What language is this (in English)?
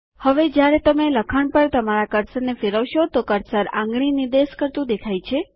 Gujarati